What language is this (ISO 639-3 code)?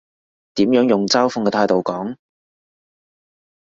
yue